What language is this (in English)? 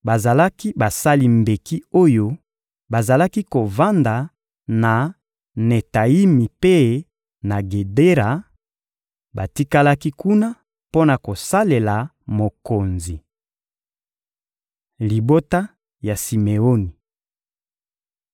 Lingala